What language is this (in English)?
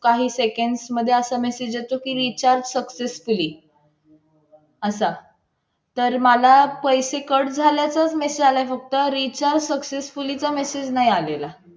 Marathi